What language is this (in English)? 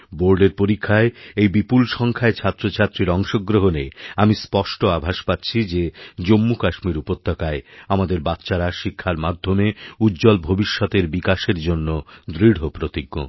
Bangla